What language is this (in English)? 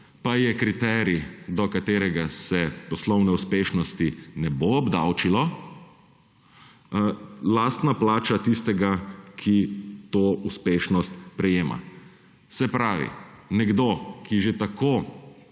Slovenian